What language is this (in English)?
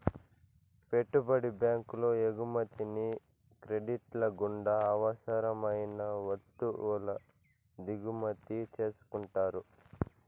Telugu